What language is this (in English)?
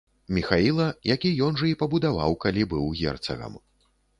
Belarusian